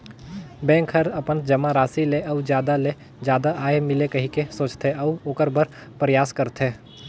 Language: Chhattisgarhi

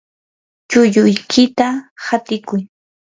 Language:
Yanahuanca Pasco Quechua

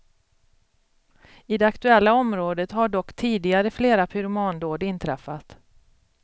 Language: Swedish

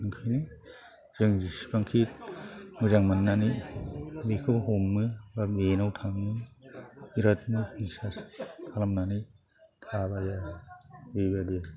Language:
Bodo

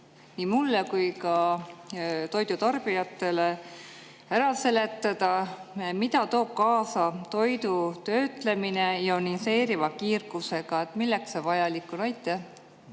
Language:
Estonian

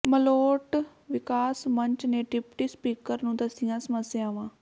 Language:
Punjabi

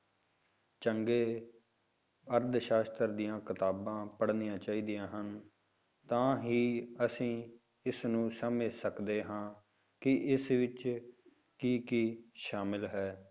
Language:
Punjabi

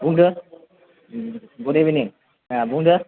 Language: Bodo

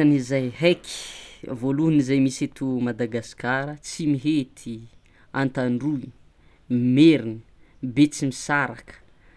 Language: Tsimihety Malagasy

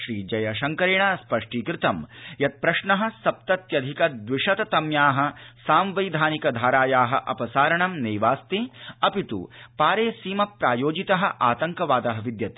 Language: Sanskrit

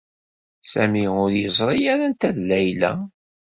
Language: Kabyle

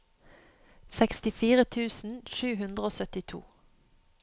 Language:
Norwegian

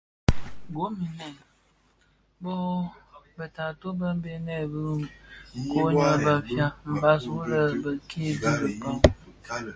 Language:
Bafia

